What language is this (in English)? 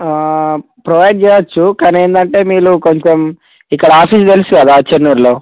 Telugu